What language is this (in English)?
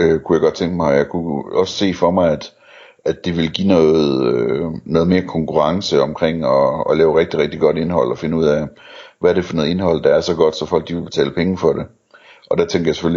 Danish